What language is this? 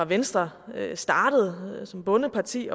Danish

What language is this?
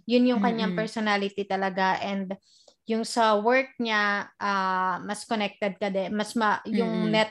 Filipino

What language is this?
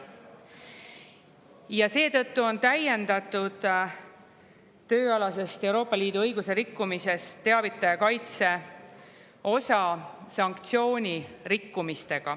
Estonian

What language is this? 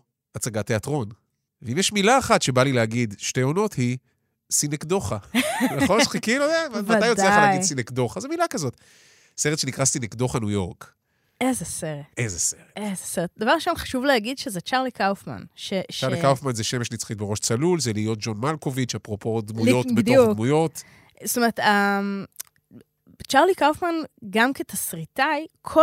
Hebrew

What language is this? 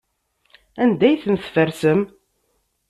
Kabyle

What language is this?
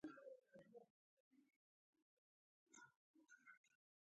Pashto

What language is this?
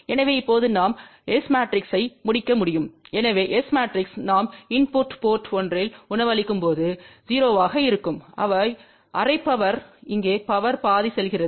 Tamil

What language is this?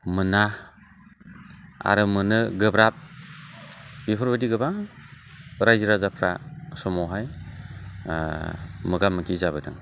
Bodo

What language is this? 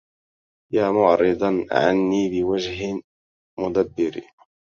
Arabic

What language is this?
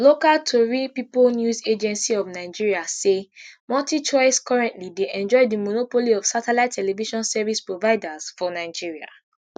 Nigerian Pidgin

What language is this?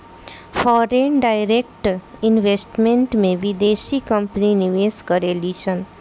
Bhojpuri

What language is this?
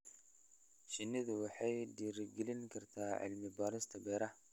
Somali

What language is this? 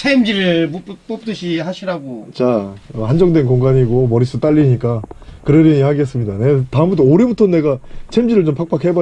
Korean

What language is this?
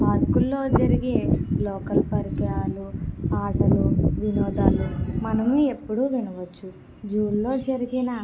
Telugu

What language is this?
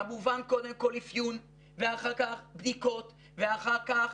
Hebrew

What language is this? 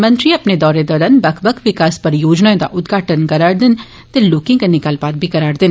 Dogri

